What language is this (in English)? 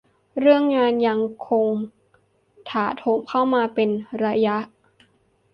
Thai